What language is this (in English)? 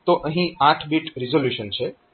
Gujarati